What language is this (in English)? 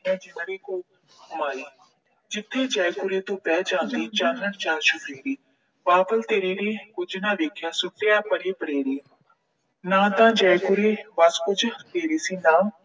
Punjabi